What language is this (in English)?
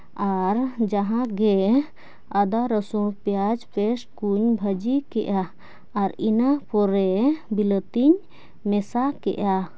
Santali